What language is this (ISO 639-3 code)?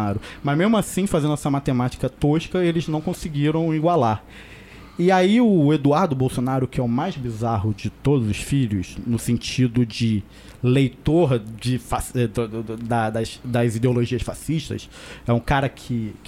por